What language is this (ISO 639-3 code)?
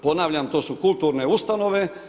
hrv